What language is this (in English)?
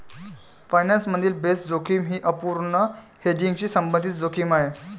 Marathi